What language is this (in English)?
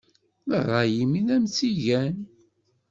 Kabyle